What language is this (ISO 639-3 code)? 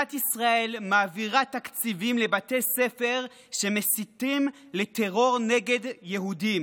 heb